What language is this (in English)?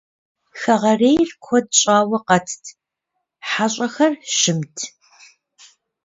Kabardian